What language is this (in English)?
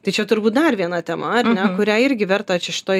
Lithuanian